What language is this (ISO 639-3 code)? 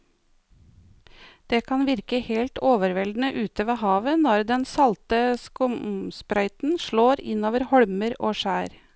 nor